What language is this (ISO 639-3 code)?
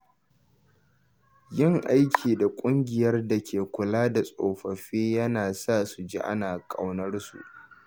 hau